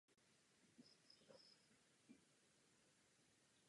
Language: Czech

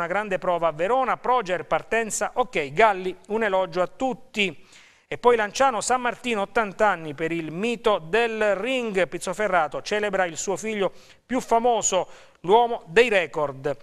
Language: Italian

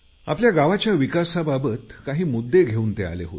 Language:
Marathi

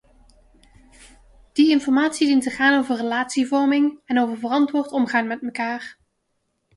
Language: Dutch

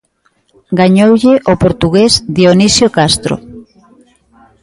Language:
Galician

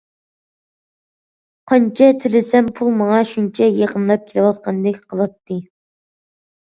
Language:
Uyghur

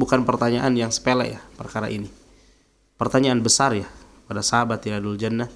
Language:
Indonesian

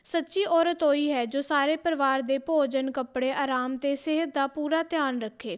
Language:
Punjabi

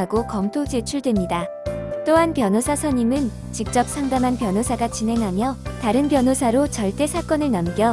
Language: Korean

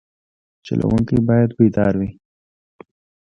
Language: Pashto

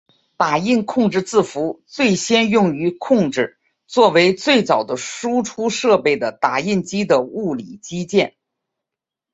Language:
Chinese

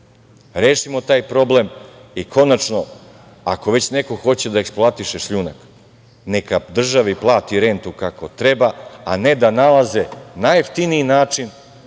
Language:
Serbian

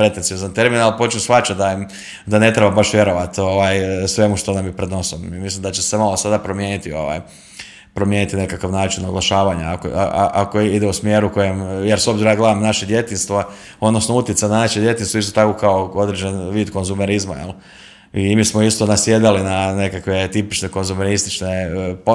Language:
Croatian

